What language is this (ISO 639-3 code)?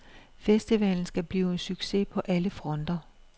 dan